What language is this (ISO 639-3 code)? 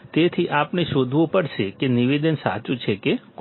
guj